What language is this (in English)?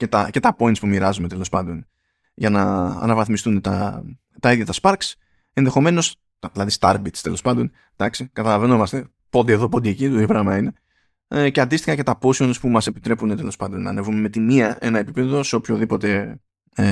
Greek